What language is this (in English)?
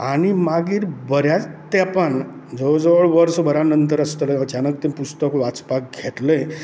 Konkani